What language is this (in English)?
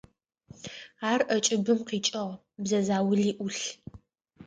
Adyghe